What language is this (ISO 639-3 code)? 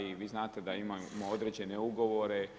hrv